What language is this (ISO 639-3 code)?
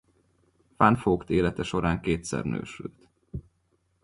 hun